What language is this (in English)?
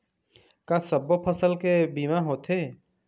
Chhattisgarhi